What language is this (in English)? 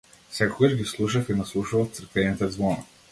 Macedonian